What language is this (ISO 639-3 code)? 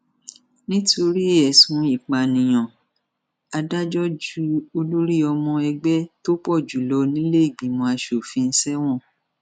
yor